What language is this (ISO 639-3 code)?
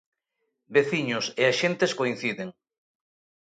glg